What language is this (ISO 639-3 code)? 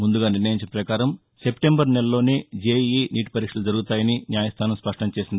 tel